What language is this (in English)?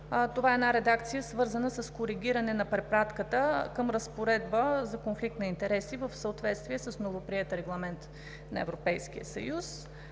Bulgarian